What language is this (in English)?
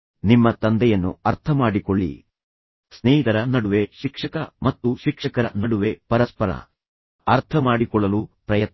Kannada